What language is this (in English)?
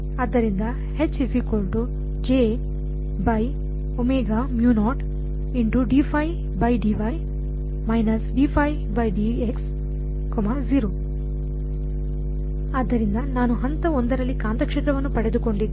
Kannada